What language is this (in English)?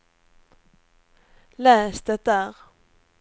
Swedish